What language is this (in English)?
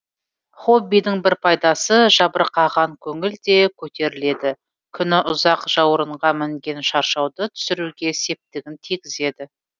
Kazakh